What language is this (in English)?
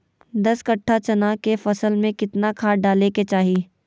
Magahi